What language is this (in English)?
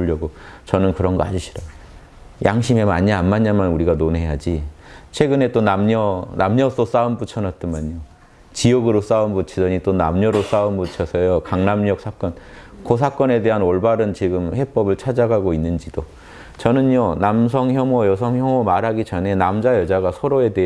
Korean